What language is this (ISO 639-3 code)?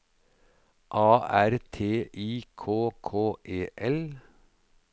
nor